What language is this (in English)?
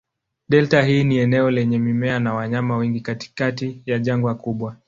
Swahili